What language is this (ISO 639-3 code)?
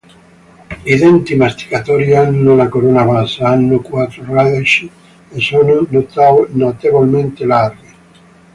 ita